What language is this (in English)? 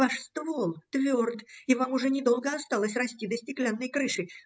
Russian